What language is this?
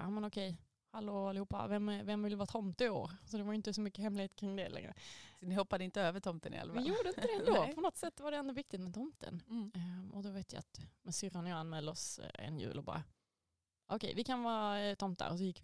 Swedish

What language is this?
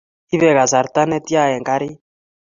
Kalenjin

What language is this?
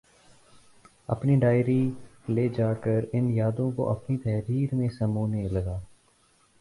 Urdu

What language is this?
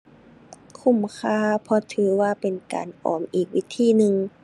Thai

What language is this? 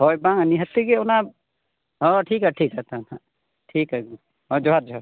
Santali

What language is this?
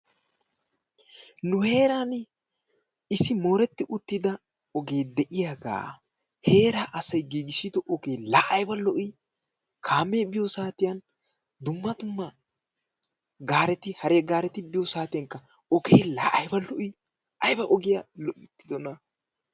Wolaytta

